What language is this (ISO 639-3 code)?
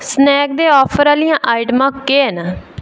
doi